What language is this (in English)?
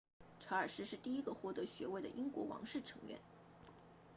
Chinese